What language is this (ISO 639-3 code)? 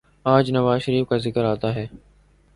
urd